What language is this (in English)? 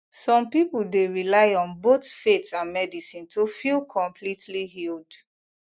Nigerian Pidgin